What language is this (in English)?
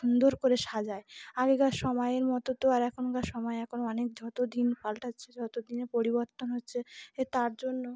Bangla